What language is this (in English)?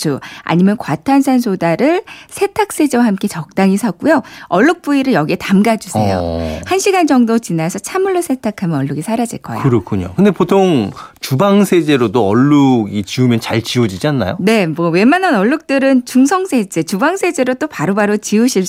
Korean